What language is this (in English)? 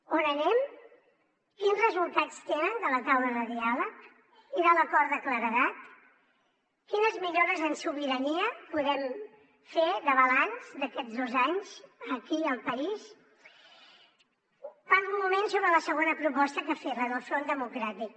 Catalan